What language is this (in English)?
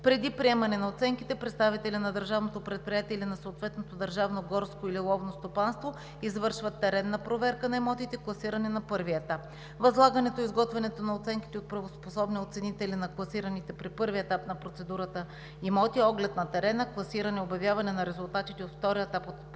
Bulgarian